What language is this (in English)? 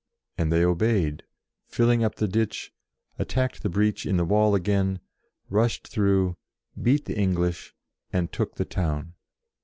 English